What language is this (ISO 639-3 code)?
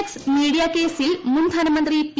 mal